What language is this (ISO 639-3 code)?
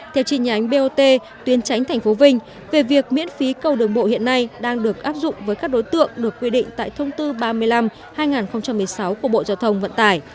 vie